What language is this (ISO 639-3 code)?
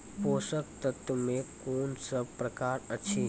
mai